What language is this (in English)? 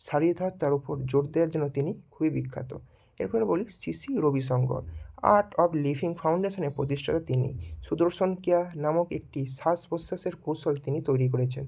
Bangla